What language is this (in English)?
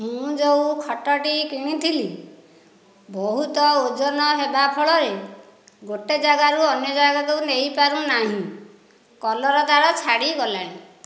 Odia